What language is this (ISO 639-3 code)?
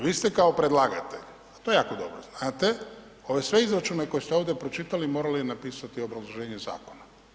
hrv